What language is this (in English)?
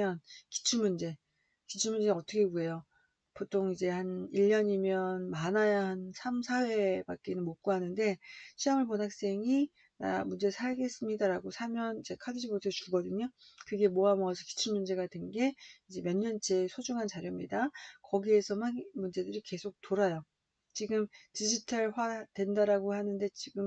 Korean